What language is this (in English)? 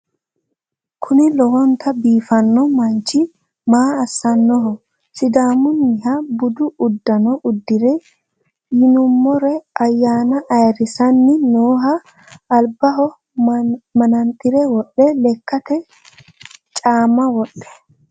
Sidamo